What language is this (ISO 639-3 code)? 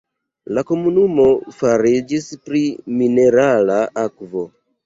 epo